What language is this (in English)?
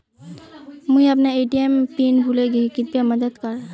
Magahi